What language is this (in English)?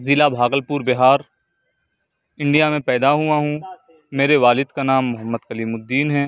Urdu